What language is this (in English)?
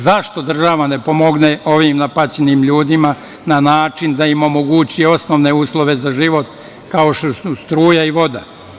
Serbian